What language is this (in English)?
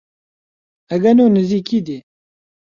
Central Kurdish